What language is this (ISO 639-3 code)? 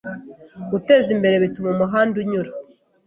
kin